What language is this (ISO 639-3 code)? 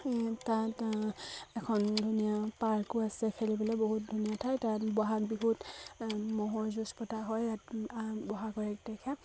asm